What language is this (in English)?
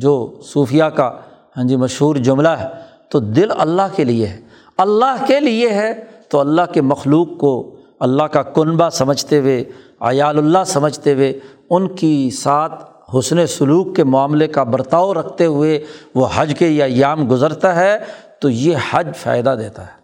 Urdu